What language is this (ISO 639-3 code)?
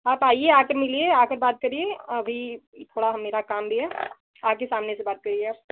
hin